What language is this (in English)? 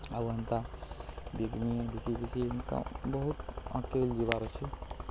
Odia